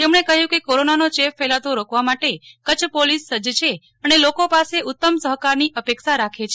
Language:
Gujarati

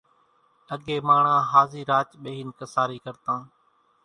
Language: Kachi Koli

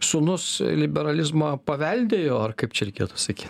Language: Lithuanian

